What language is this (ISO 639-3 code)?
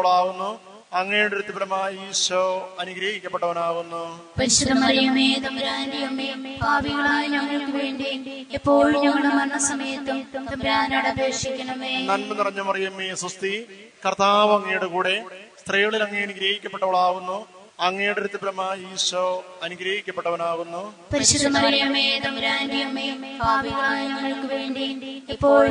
ron